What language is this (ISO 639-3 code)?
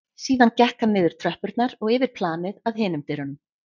isl